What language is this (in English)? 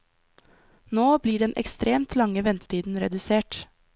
Norwegian